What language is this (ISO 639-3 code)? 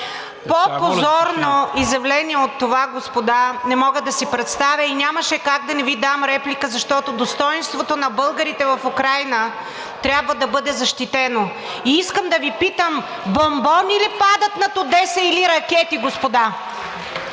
bul